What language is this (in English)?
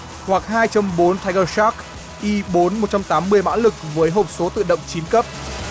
Vietnamese